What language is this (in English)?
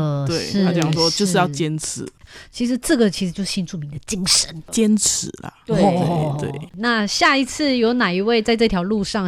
Chinese